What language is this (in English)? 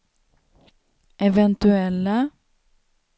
Swedish